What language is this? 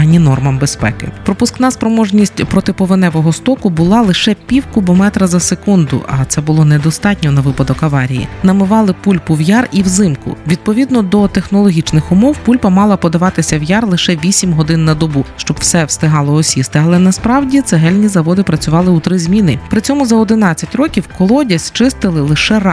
Ukrainian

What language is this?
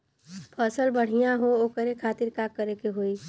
Bhojpuri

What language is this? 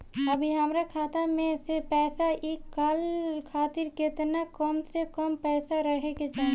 Bhojpuri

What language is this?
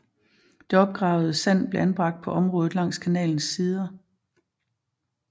Danish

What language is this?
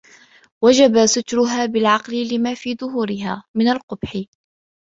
Arabic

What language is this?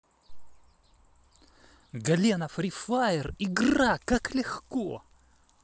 Russian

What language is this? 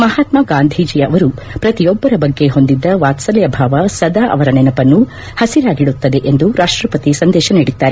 Kannada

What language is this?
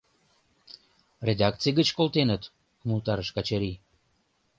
Mari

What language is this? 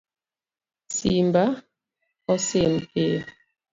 Luo (Kenya and Tanzania)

